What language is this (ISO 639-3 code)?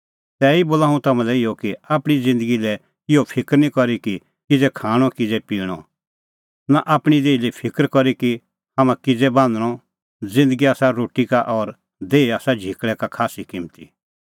kfx